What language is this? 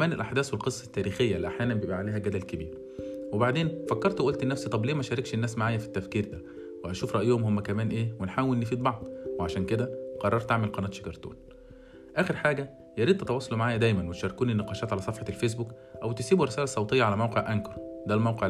Arabic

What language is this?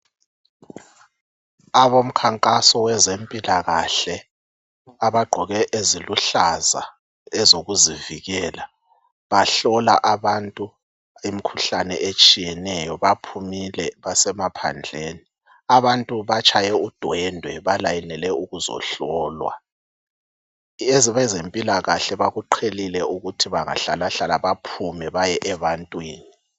North Ndebele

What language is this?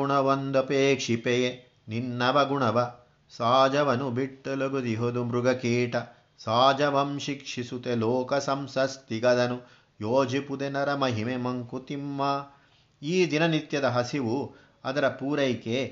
Kannada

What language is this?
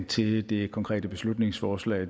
Danish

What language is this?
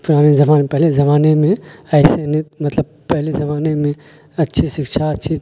Urdu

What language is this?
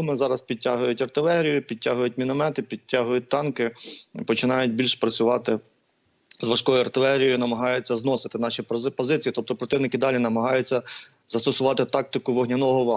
Ukrainian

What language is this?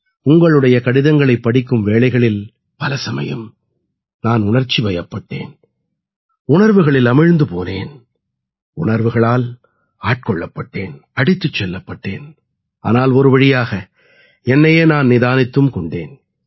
Tamil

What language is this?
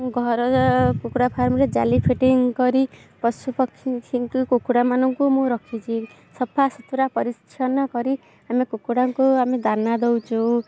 Odia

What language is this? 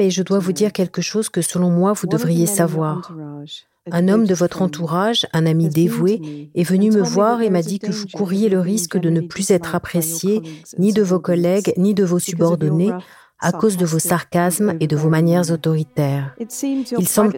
French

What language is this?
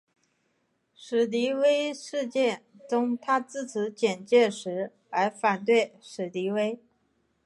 Chinese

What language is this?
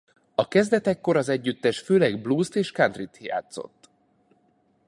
Hungarian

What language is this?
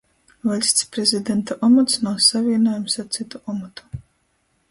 Latgalian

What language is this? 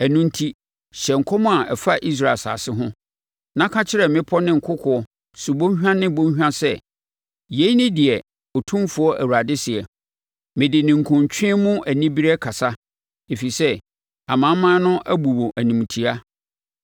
Akan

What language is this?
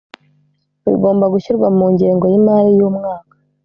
Kinyarwanda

